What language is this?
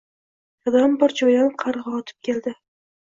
Uzbek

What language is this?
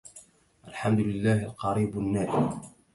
Arabic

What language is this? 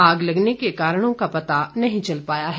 Hindi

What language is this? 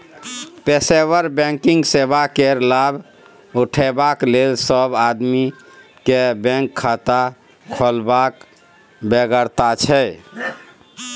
Maithili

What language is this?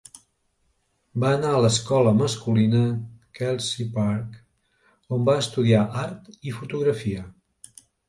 Catalan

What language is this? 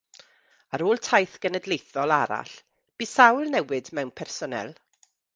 Welsh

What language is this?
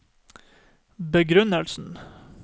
Norwegian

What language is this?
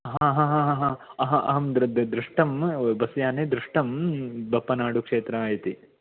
Sanskrit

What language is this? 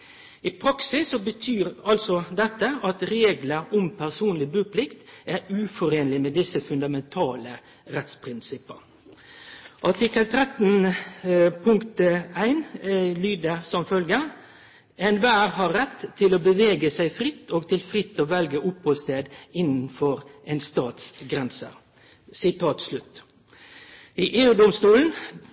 Norwegian Nynorsk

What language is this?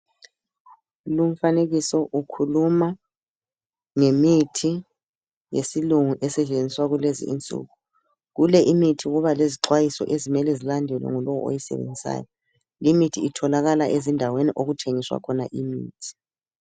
North Ndebele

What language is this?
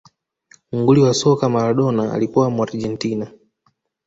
Swahili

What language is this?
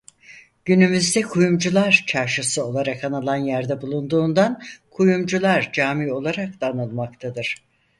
Turkish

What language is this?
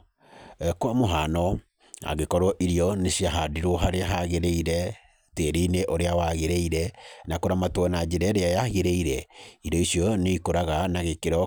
Kikuyu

